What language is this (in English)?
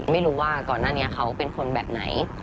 Thai